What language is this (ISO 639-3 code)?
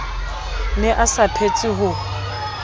sot